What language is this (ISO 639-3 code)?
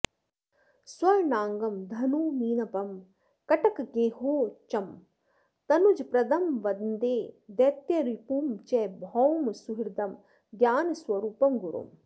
san